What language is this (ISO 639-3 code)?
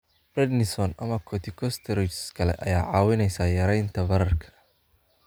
som